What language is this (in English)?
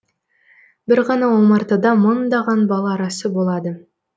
Kazakh